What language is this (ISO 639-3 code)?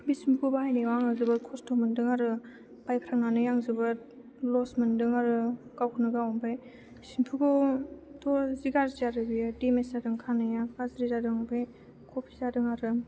brx